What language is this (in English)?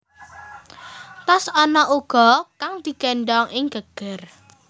Javanese